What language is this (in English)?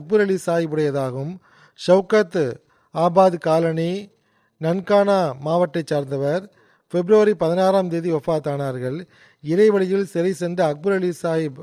Tamil